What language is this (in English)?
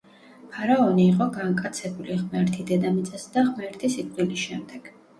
Georgian